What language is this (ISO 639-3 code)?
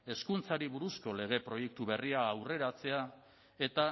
eus